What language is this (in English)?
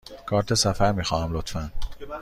Persian